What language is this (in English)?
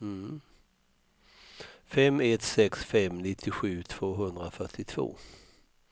Swedish